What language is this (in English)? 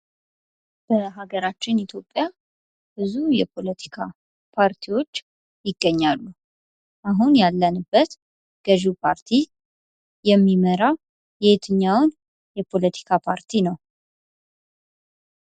Amharic